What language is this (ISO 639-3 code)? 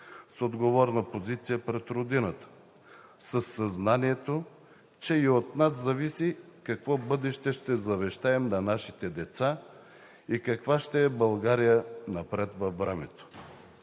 bul